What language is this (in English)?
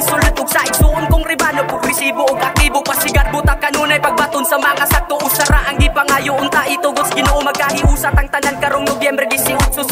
Indonesian